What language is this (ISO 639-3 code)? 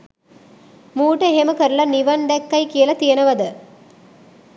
sin